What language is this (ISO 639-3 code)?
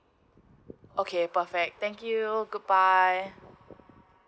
eng